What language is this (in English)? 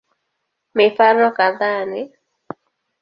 Swahili